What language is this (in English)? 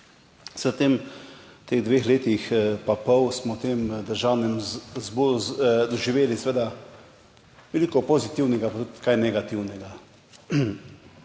Slovenian